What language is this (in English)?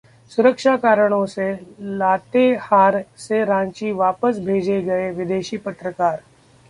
Hindi